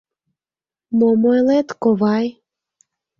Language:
Mari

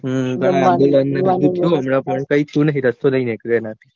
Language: Gujarati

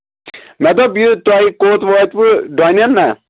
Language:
Kashmiri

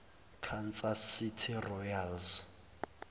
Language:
Zulu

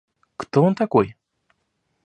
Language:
Russian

